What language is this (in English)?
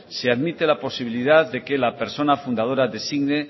Spanish